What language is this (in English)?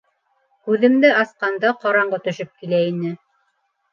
Bashkir